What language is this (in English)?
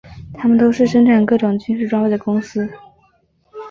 Chinese